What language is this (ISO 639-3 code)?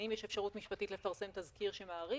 heb